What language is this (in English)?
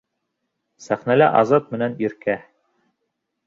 Bashkir